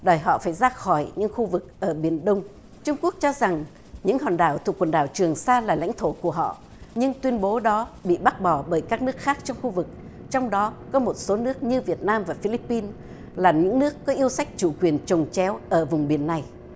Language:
Vietnamese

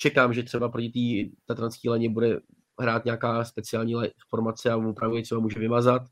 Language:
Czech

